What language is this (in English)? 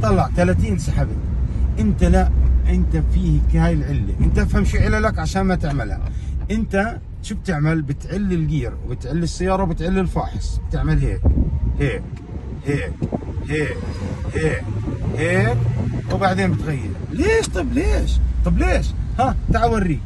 Arabic